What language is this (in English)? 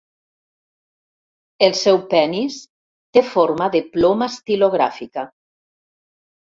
Catalan